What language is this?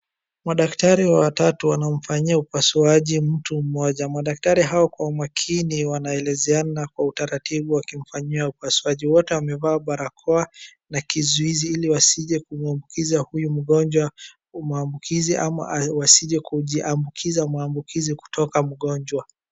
Swahili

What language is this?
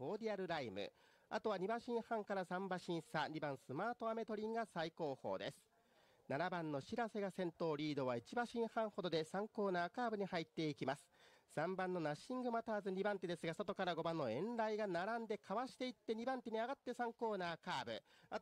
Japanese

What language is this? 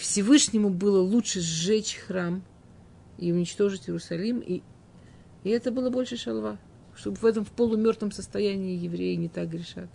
Russian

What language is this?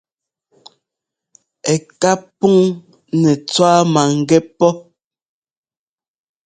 Ngomba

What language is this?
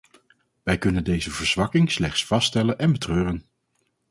Dutch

